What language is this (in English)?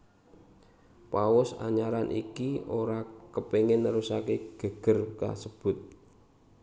Javanese